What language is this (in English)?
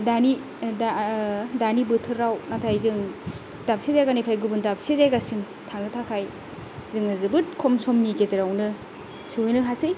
Bodo